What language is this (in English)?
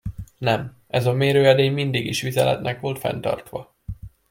Hungarian